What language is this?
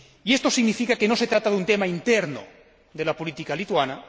Spanish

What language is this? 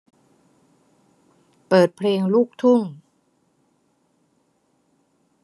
Thai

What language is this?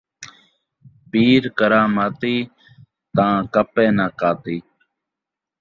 Saraiki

